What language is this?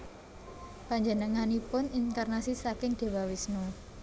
Javanese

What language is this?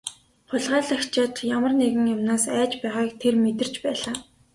Mongolian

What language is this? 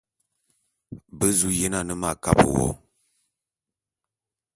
Bulu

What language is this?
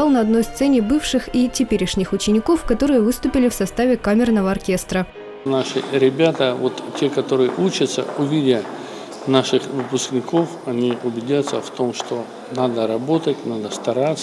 Russian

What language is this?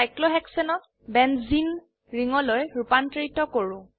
Assamese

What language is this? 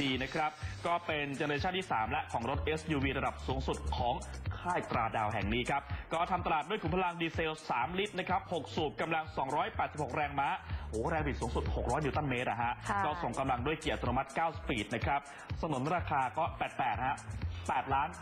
Thai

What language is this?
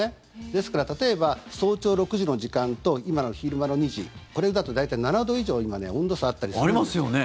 Japanese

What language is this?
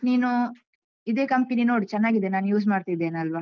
Kannada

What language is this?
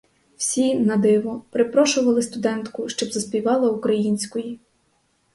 Ukrainian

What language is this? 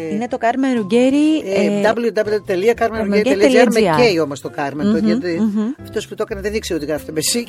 Greek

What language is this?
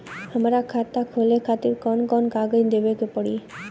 Bhojpuri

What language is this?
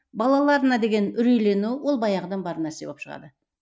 Kazakh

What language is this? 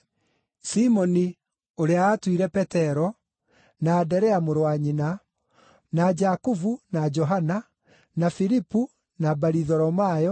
Kikuyu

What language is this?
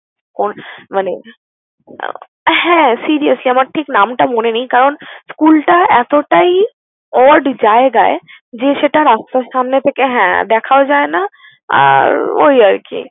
Bangla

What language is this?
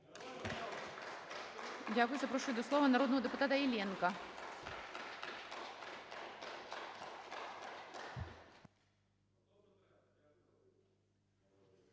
Ukrainian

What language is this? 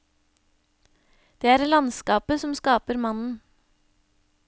Norwegian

